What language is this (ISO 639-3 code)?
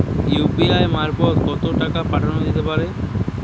ben